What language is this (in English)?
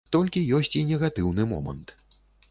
Belarusian